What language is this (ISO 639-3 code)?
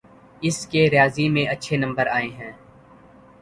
urd